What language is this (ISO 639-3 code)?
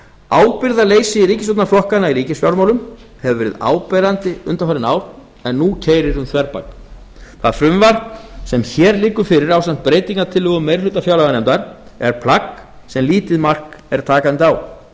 isl